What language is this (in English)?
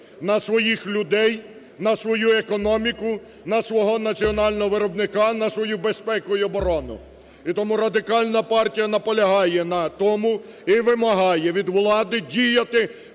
Ukrainian